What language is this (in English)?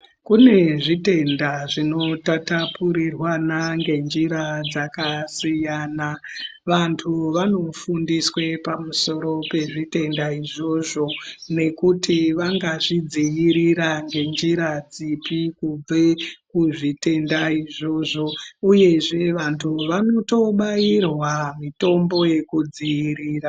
Ndau